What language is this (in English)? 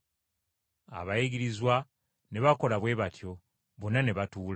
Ganda